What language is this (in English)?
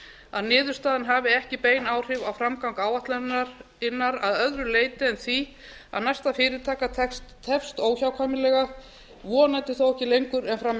Icelandic